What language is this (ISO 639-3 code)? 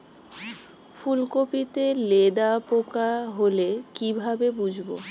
ben